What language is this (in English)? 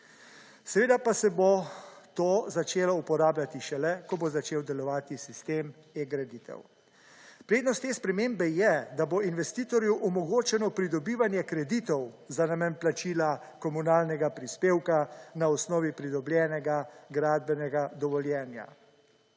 Slovenian